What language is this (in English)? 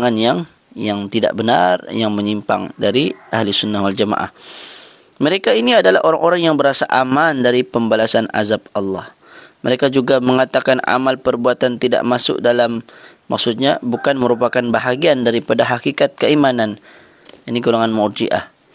Malay